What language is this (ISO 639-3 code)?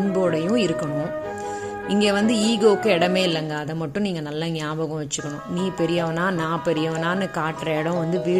tam